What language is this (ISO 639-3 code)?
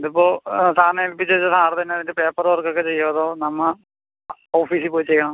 mal